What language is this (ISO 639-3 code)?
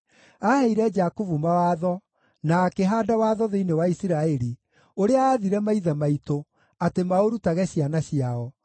kik